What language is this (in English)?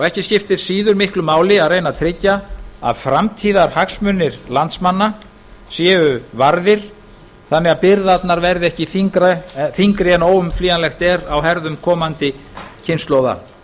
Icelandic